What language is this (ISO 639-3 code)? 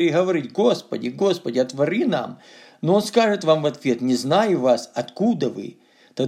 rus